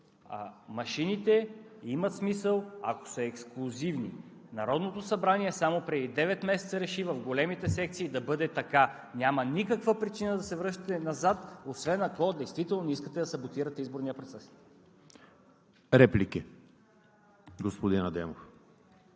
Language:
Bulgarian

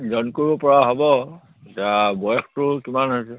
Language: Assamese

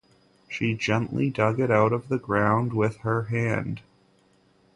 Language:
English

